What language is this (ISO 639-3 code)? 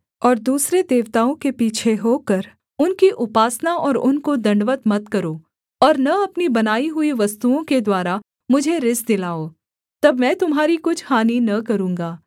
hin